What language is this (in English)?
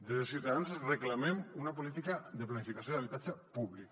Catalan